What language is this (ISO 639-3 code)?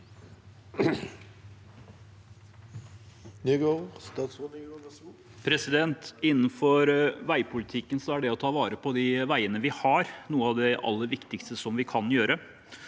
nor